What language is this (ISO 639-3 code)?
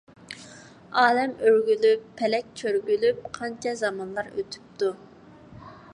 uig